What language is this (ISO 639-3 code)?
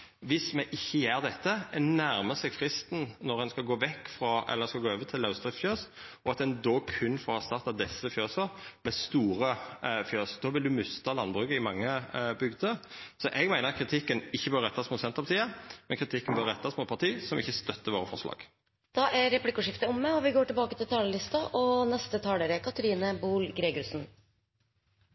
nor